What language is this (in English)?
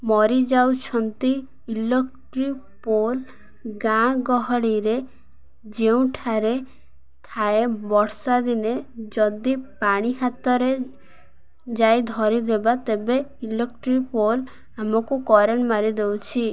Odia